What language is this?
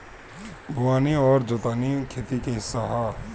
Bhojpuri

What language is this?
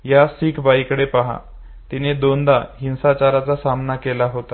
Marathi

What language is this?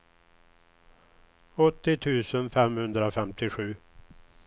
Swedish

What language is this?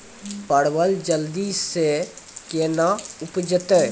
Maithili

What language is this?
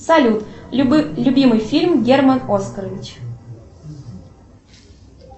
Russian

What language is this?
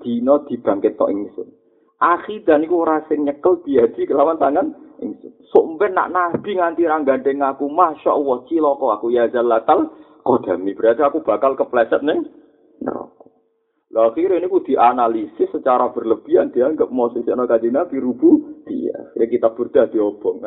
Malay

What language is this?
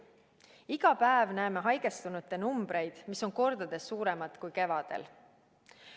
Estonian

